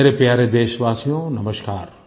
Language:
Hindi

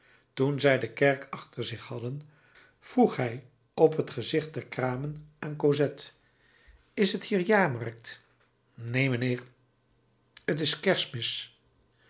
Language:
Dutch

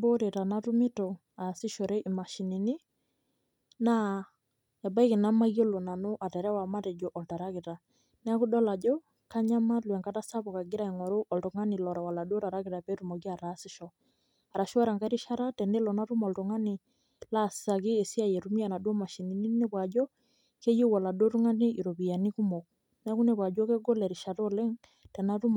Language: Masai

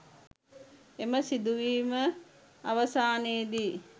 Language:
Sinhala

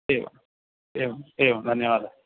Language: Sanskrit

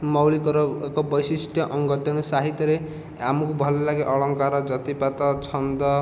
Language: Odia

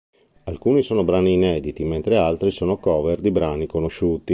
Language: Italian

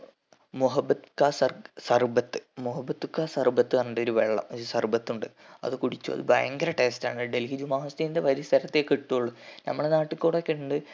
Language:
Malayalam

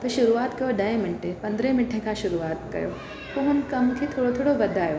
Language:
Sindhi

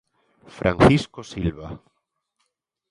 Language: Galician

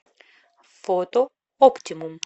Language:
Russian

